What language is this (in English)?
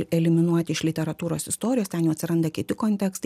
Lithuanian